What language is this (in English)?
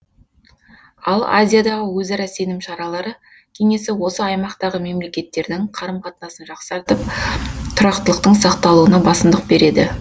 Kazakh